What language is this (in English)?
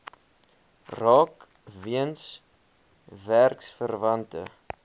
Afrikaans